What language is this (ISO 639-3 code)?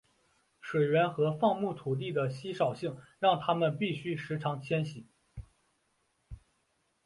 zho